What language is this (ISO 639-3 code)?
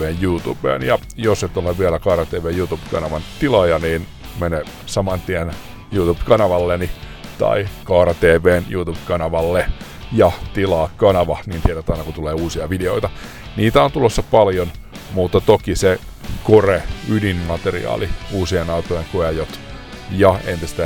fin